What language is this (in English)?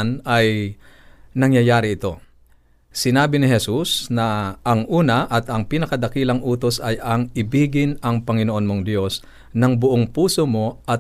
Filipino